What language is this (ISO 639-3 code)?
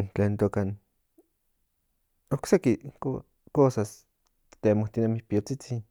nhn